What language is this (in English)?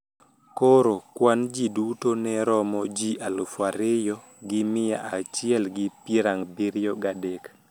Luo (Kenya and Tanzania)